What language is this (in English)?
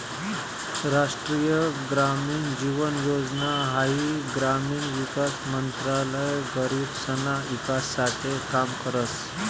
Marathi